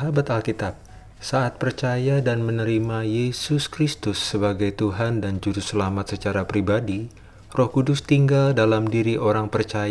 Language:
Indonesian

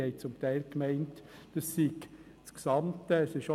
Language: Swiss German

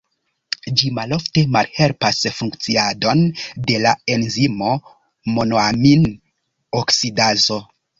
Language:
Esperanto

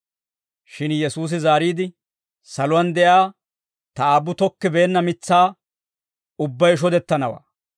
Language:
Dawro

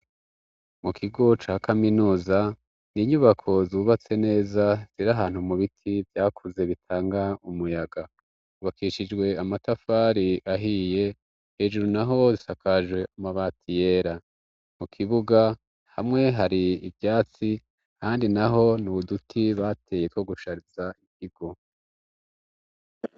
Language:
Rundi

